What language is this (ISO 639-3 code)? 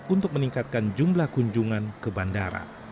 ind